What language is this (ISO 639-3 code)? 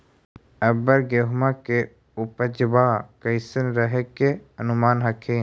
mag